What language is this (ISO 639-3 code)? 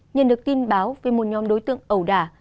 vie